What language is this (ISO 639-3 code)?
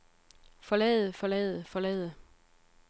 dan